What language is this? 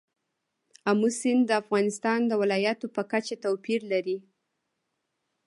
Pashto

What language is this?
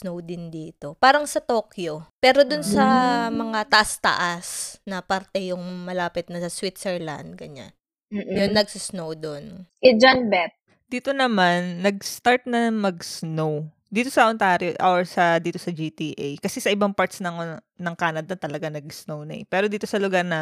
Filipino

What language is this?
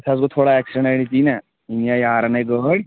Kashmiri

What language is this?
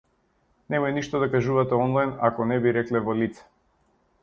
Macedonian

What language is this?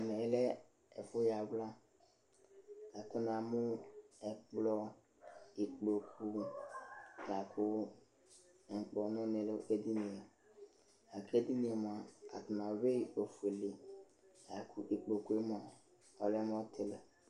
Ikposo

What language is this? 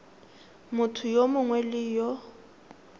Tswana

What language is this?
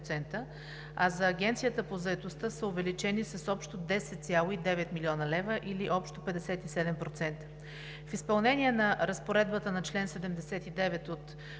Bulgarian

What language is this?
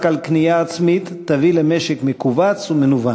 Hebrew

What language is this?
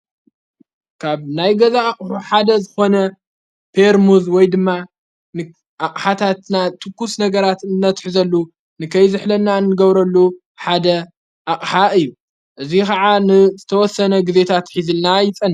Tigrinya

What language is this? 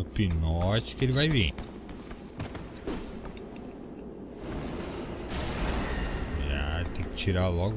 Portuguese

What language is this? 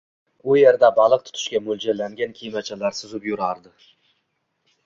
Uzbek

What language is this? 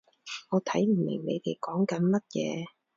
Cantonese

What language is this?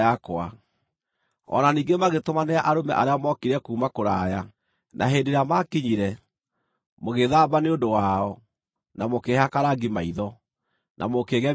Kikuyu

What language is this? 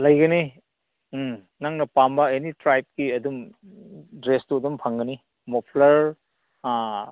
Manipuri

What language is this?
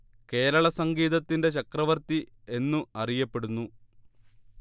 Malayalam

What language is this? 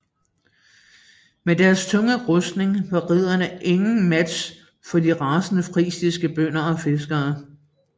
Danish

